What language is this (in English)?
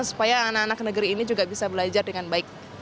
Indonesian